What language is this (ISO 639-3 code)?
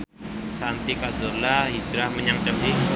jav